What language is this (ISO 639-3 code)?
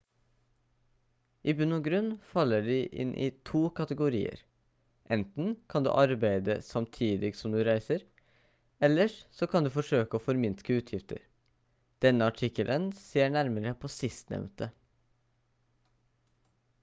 nob